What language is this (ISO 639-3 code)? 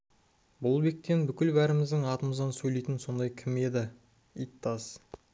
kaz